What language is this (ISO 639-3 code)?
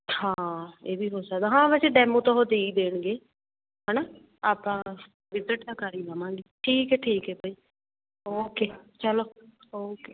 pan